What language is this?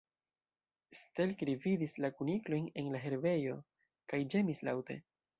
Esperanto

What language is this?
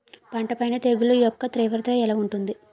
Telugu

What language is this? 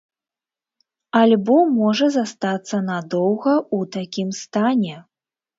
Belarusian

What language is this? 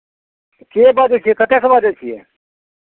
Maithili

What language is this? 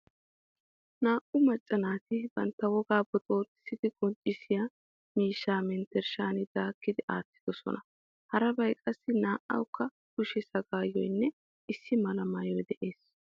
Wolaytta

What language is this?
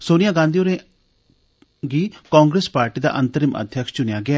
Dogri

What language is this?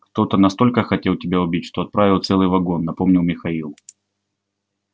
Russian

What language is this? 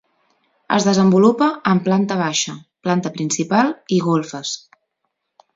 Catalan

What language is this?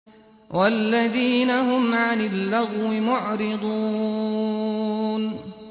Arabic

